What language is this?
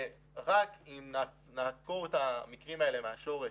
Hebrew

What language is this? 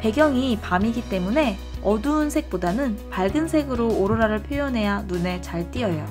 Korean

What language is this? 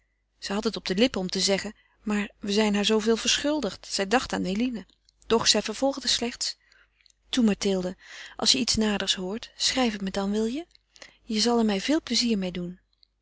Dutch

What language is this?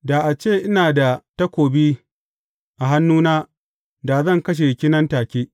Hausa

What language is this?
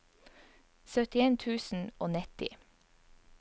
Norwegian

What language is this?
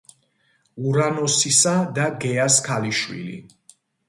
Georgian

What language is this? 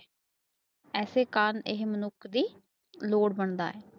Punjabi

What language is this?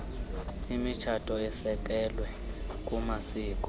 Xhosa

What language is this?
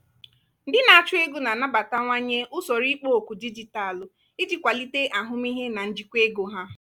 Igbo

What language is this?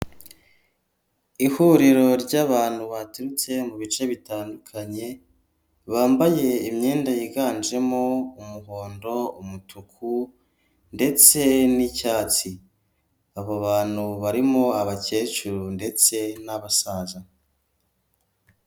Kinyarwanda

